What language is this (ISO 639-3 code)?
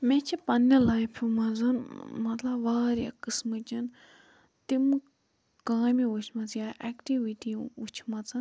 kas